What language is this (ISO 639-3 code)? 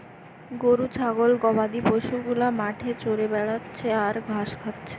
ben